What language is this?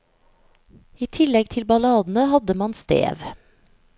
Norwegian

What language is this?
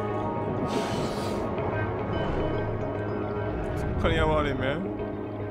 German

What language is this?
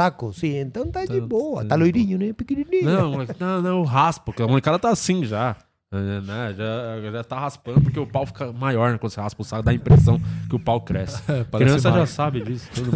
Portuguese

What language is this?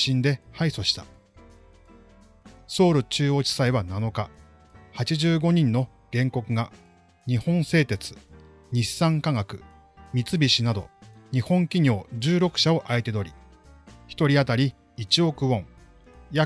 Japanese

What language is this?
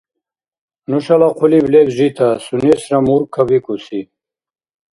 Dargwa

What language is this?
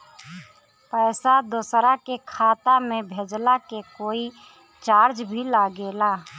Bhojpuri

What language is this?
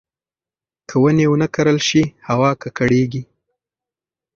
Pashto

